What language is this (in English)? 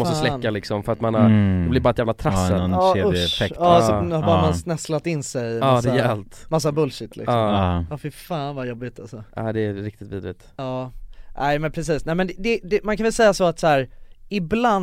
Swedish